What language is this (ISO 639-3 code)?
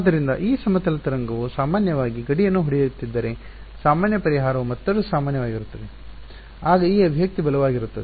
kan